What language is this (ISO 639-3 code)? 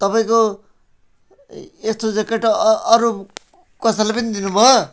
nep